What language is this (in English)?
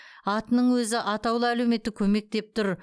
Kazakh